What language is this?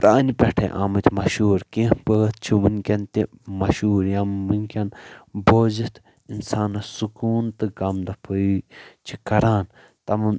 Kashmiri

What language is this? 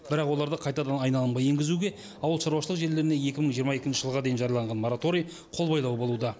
Kazakh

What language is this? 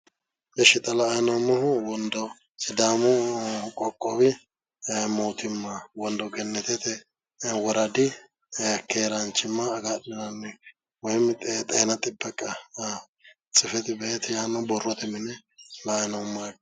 Sidamo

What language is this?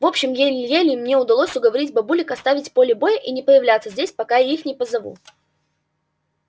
Russian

